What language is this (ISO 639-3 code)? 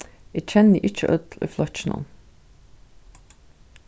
fao